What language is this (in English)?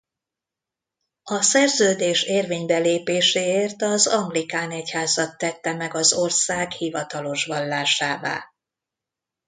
Hungarian